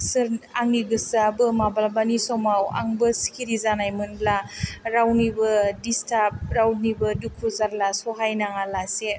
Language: Bodo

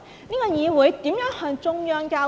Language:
Cantonese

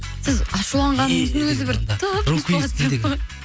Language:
Kazakh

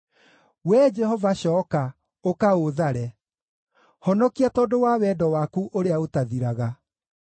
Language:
Kikuyu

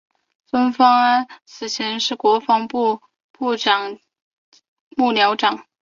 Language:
Chinese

